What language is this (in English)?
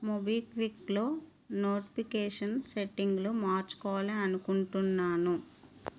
Telugu